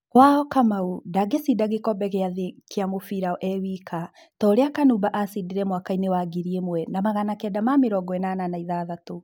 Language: Kikuyu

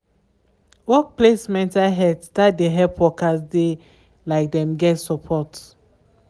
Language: Nigerian Pidgin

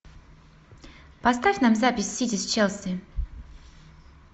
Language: Russian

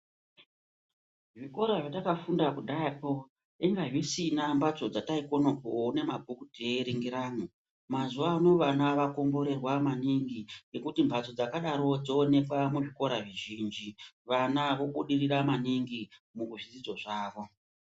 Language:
Ndau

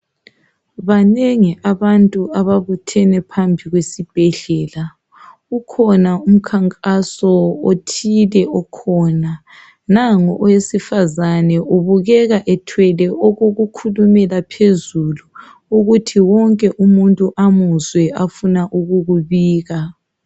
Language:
North Ndebele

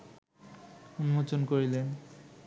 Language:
Bangla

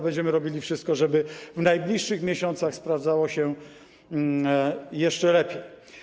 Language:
Polish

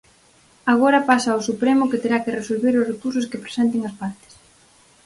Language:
Galician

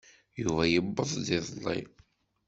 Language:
Kabyle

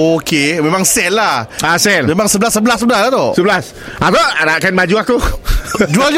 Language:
Malay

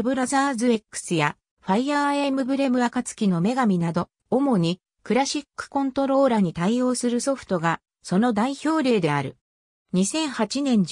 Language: Japanese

